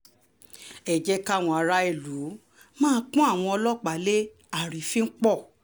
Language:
Yoruba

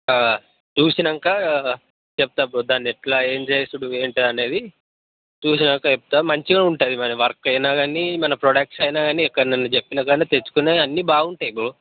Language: Telugu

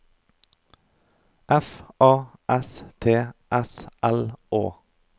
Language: Norwegian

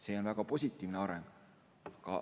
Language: Estonian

